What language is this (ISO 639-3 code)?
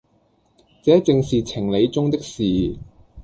yue